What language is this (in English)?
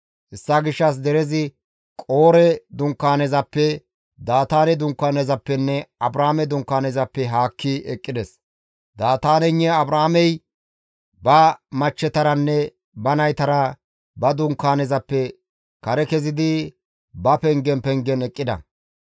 Gamo